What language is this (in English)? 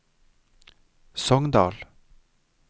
Norwegian